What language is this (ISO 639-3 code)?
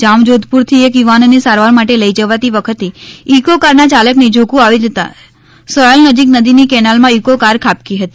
guj